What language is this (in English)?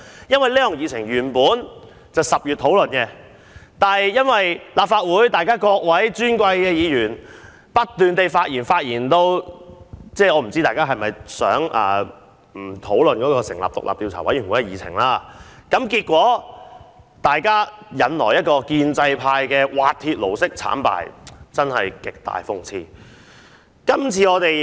Cantonese